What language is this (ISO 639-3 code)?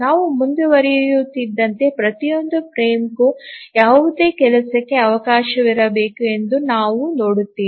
kan